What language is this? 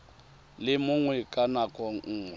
Tswana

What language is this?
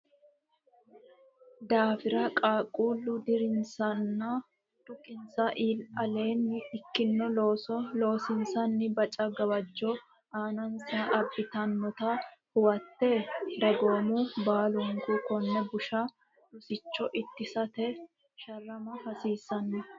Sidamo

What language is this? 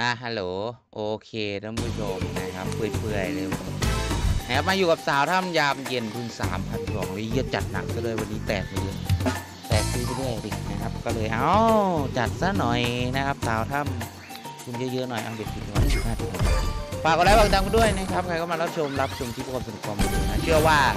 Thai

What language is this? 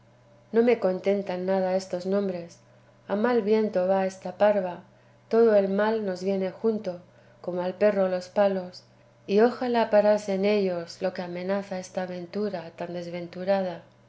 Spanish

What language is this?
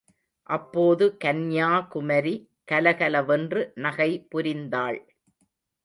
Tamil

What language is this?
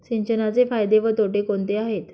Marathi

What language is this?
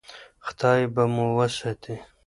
Pashto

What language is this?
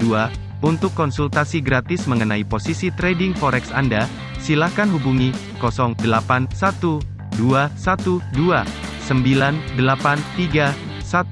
Indonesian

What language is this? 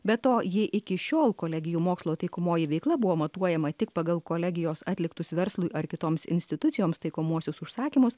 Lithuanian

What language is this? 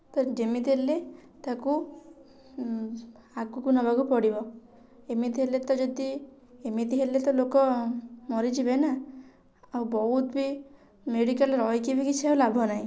Odia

